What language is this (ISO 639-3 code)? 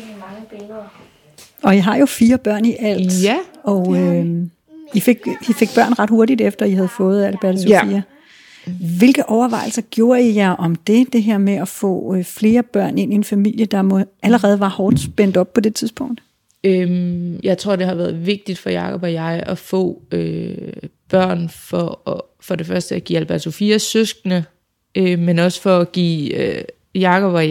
dan